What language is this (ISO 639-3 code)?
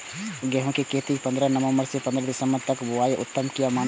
mai